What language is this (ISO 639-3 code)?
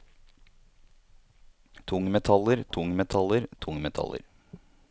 nor